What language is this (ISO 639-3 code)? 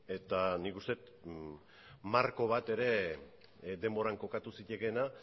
eus